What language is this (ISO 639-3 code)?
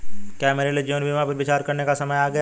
hin